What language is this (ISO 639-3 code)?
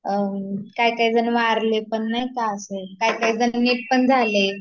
mar